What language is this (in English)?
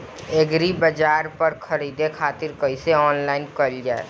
Bhojpuri